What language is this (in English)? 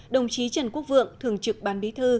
Vietnamese